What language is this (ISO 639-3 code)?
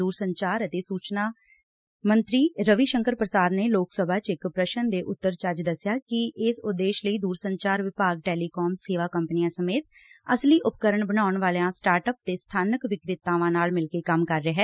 pan